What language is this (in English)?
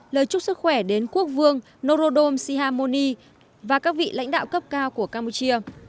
Vietnamese